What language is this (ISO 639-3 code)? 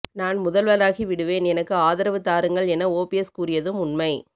tam